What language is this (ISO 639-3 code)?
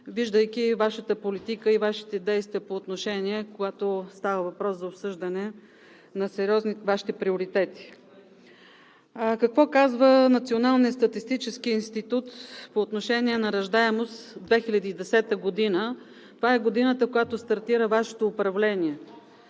bul